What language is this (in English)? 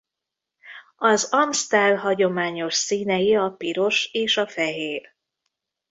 Hungarian